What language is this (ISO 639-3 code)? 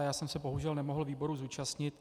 ces